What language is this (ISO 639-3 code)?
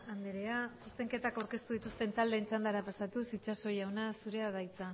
eus